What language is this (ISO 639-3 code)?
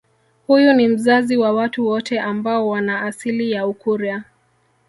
swa